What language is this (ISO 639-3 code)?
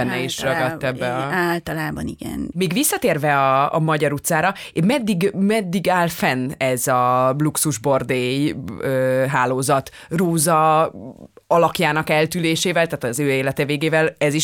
hun